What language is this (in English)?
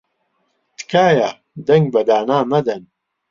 Central Kurdish